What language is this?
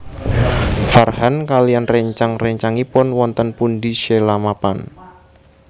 Javanese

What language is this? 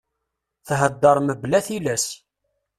Kabyle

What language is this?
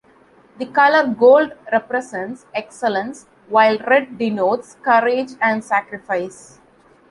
English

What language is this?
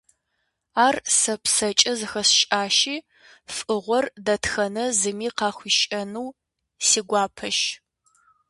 Kabardian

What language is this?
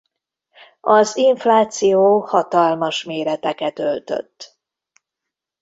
Hungarian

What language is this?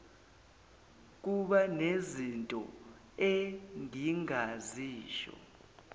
Zulu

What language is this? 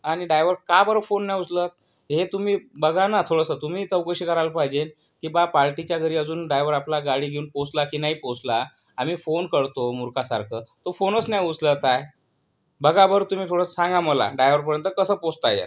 Marathi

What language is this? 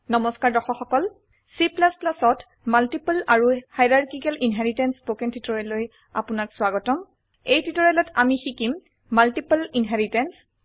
Assamese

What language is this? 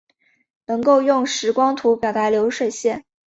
Chinese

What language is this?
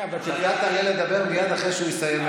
Hebrew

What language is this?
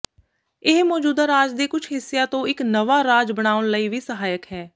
Punjabi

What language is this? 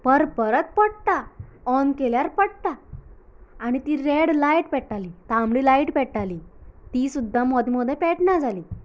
Konkani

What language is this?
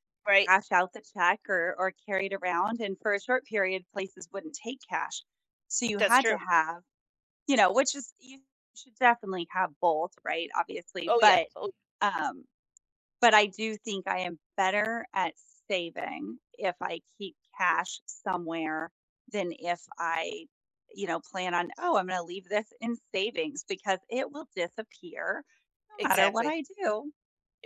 English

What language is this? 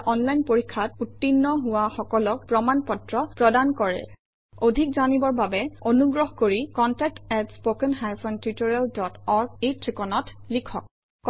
Assamese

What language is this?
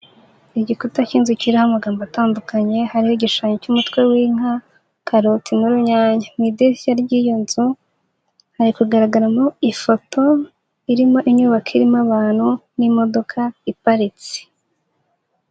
Kinyarwanda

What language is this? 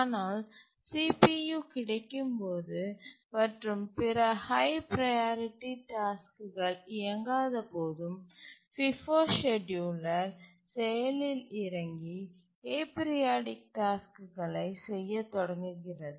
Tamil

